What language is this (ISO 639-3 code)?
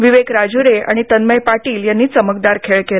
mar